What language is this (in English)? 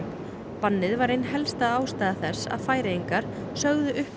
Icelandic